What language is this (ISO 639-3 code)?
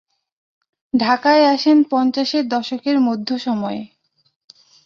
ben